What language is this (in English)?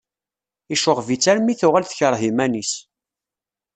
Kabyle